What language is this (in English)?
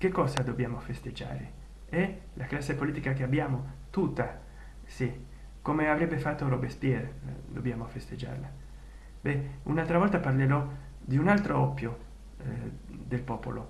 Italian